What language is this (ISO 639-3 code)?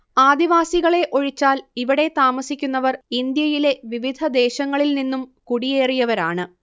mal